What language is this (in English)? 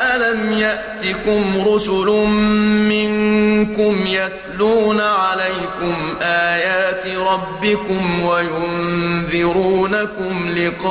Arabic